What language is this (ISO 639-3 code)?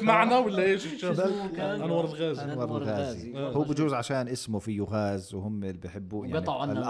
ara